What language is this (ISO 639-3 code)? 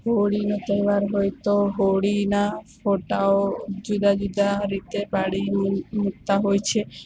guj